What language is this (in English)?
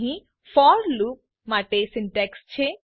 Gujarati